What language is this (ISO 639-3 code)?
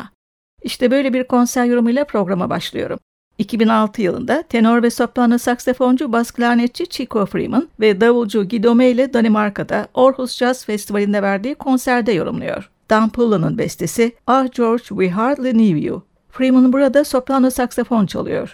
tur